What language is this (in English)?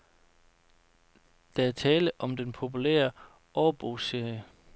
Danish